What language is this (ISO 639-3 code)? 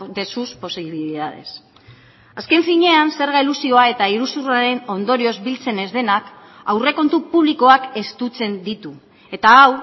eus